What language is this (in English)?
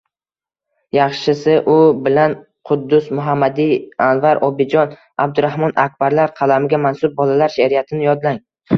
Uzbek